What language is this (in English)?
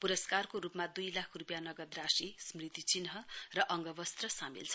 Nepali